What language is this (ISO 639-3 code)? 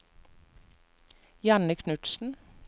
nor